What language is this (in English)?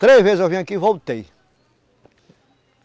Portuguese